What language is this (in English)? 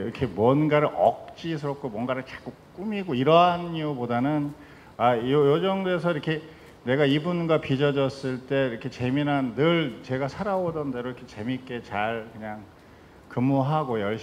Korean